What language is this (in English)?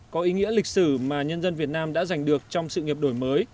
Vietnamese